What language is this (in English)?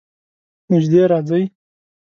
Pashto